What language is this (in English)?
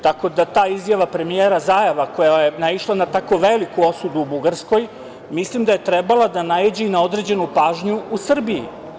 Serbian